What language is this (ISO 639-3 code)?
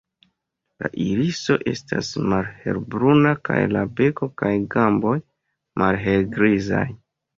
epo